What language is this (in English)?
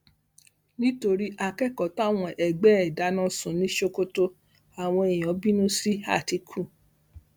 Yoruba